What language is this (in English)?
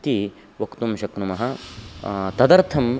Sanskrit